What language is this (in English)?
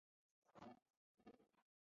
Chinese